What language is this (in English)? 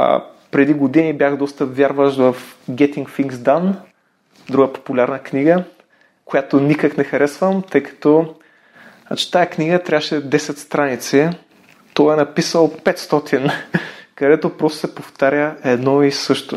Bulgarian